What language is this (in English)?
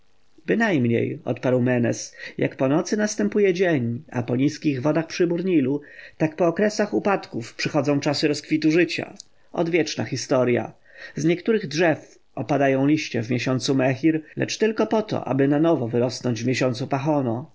Polish